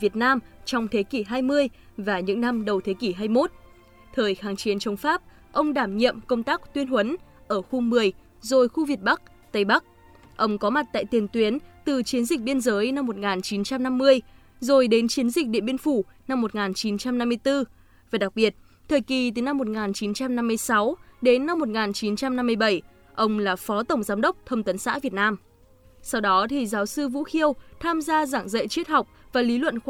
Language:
Vietnamese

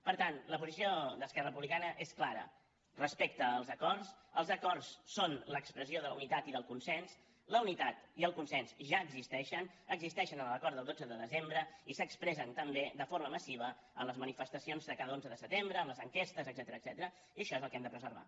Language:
Catalan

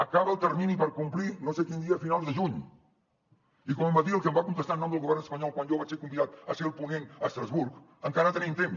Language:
Catalan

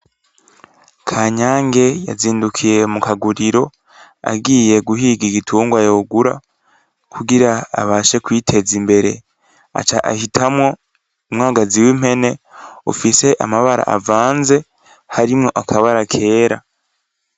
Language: Rundi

